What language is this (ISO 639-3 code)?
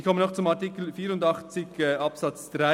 gsw